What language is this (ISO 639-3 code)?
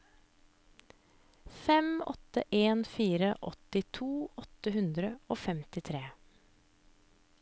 nor